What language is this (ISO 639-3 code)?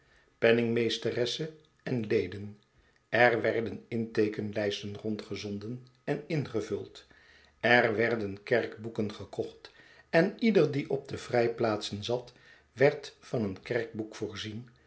nld